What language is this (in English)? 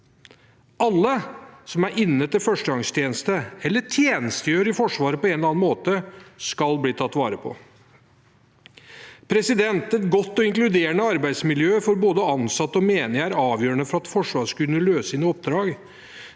Norwegian